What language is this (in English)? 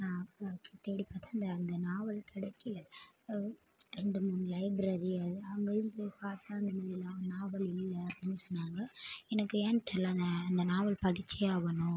Tamil